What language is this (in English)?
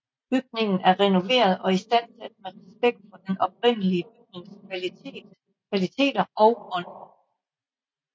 Danish